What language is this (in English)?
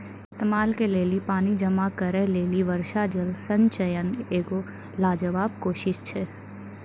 Maithili